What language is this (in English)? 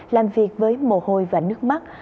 Vietnamese